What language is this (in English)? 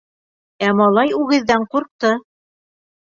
Bashkir